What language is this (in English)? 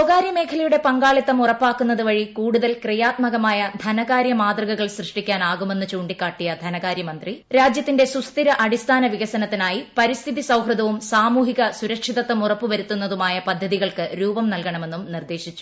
Malayalam